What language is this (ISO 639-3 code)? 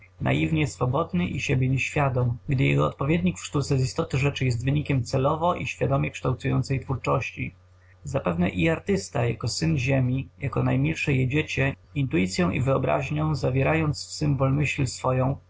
pol